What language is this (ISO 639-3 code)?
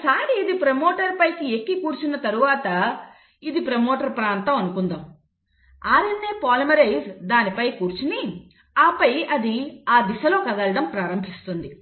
tel